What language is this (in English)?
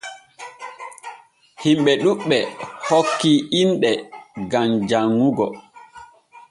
Borgu Fulfulde